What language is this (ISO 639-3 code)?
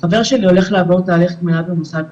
heb